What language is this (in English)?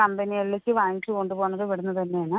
Malayalam